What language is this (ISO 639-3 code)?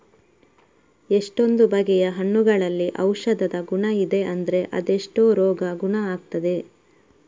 kan